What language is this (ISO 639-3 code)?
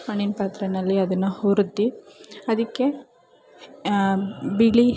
kan